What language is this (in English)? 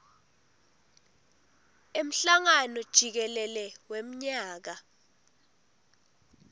Swati